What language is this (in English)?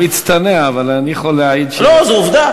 Hebrew